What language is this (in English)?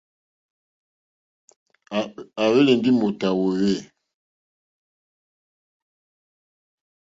Mokpwe